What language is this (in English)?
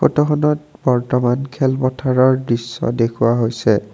Assamese